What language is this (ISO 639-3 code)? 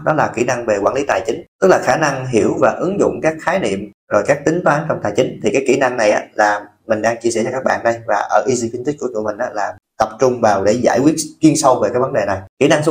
vie